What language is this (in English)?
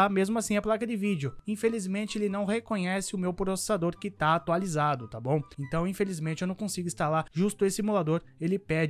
Portuguese